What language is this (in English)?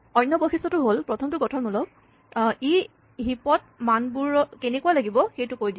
Assamese